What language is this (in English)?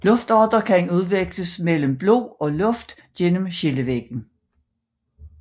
Danish